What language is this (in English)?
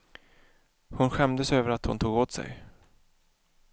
Swedish